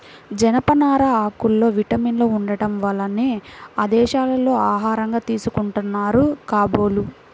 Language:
Telugu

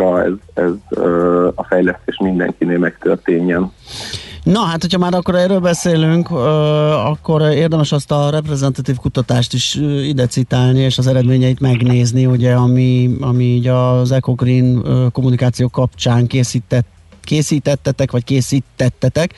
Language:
Hungarian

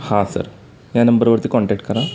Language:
Marathi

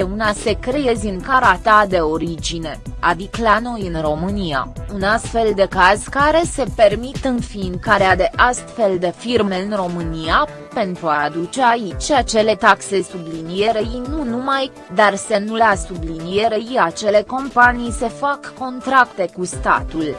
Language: Romanian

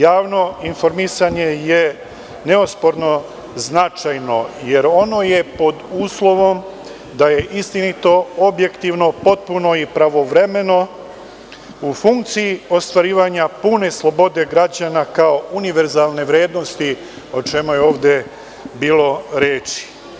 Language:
Serbian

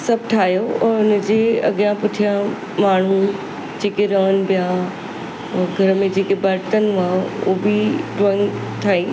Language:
Sindhi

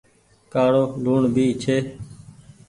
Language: Goaria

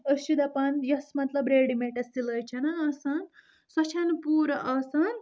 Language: Kashmiri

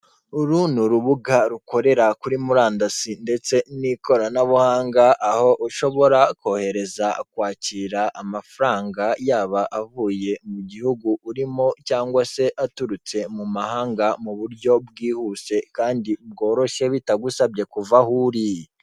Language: Kinyarwanda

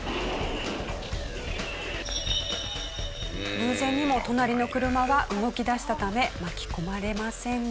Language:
Japanese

